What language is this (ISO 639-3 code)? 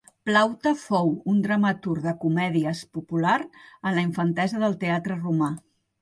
cat